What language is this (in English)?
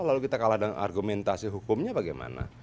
Indonesian